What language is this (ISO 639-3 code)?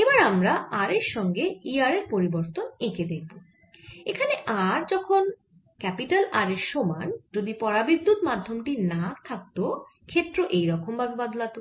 ben